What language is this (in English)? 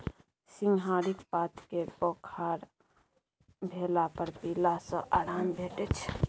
Maithili